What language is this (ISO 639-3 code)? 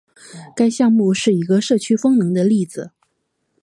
zho